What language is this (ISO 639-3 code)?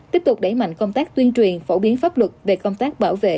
vie